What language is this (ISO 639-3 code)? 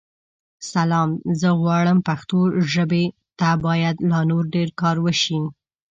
pus